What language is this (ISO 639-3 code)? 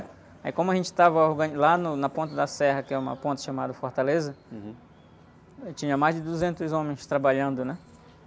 por